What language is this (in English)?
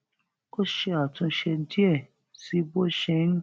Yoruba